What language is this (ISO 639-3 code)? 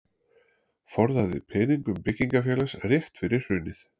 isl